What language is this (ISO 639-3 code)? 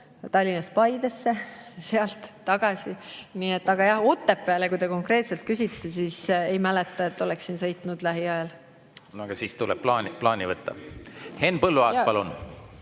est